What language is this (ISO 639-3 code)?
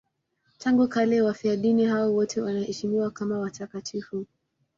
swa